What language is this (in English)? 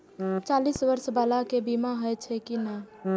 Maithili